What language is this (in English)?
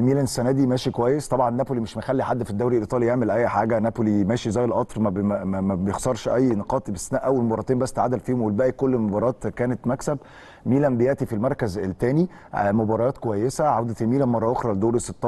Arabic